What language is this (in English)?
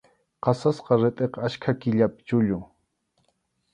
Arequipa-La Unión Quechua